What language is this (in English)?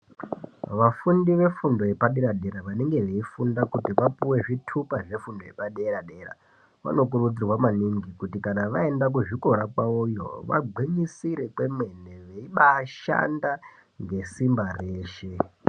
Ndau